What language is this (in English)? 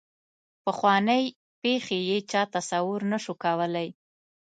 Pashto